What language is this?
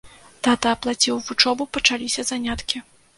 Belarusian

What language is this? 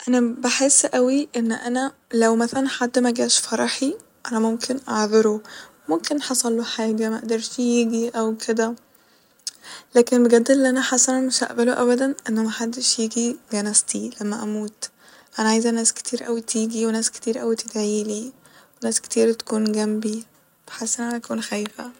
Egyptian Arabic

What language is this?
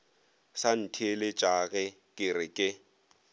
Northern Sotho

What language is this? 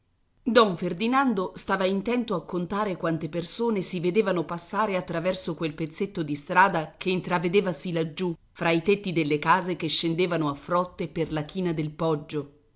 Italian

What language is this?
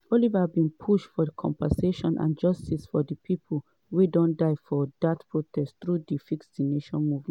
Nigerian Pidgin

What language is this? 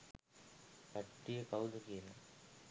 Sinhala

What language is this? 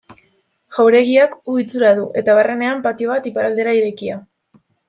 Basque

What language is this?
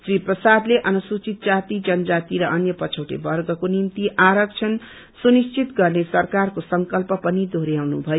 Nepali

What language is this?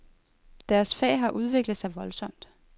Danish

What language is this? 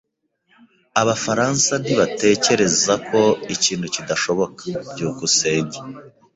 Kinyarwanda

